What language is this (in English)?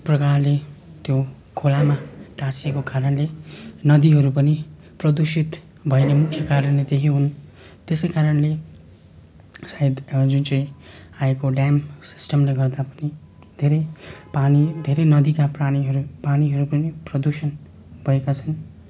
Nepali